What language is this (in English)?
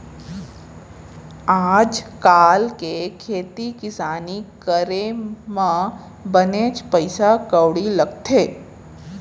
Chhattisgarhi